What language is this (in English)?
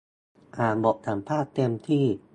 Thai